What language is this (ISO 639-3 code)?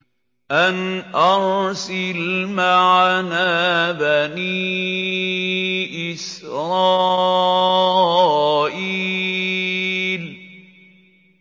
ara